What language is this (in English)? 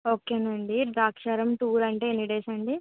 Telugu